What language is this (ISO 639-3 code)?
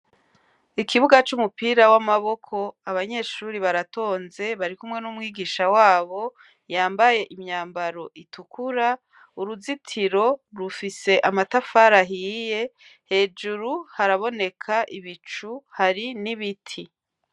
run